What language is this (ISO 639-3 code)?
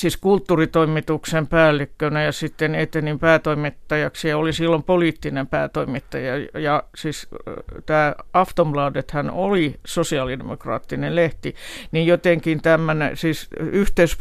fin